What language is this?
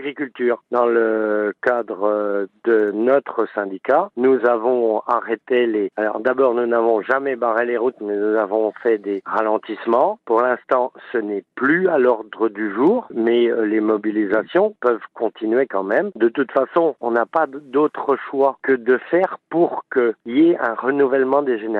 French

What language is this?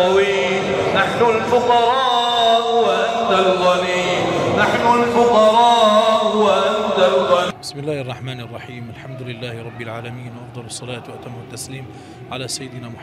Arabic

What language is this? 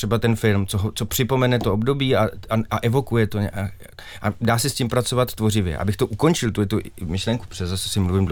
Czech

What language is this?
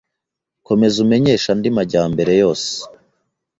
Kinyarwanda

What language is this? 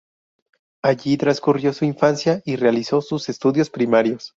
Spanish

